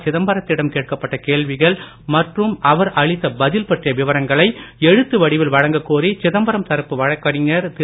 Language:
Tamil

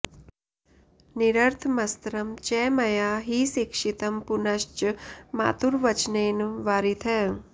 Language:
Sanskrit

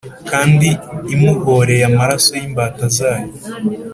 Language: Kinyarwanda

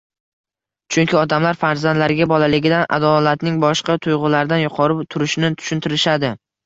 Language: Uzbek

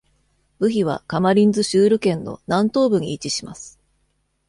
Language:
Japanese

